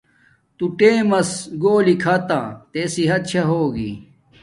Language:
Domaaki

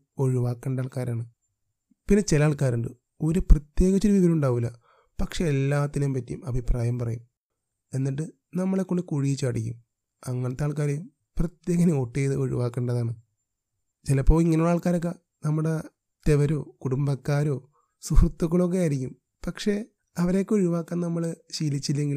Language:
Malayalam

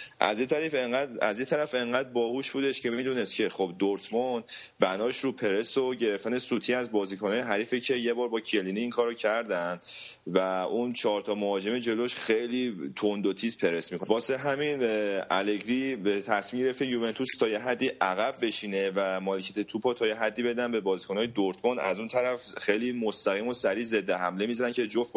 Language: Persian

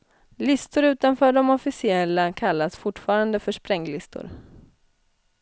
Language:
Swedish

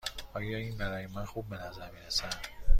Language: Persian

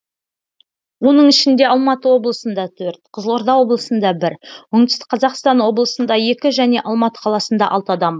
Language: Kazakh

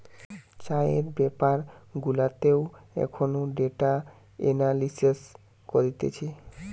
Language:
Bangla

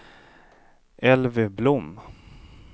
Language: Swedish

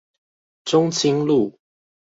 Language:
Chinese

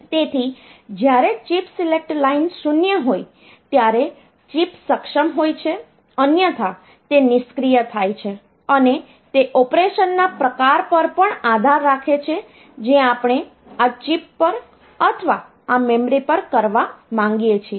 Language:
Gujarati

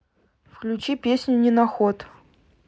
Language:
Russian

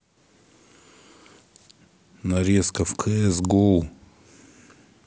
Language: Russian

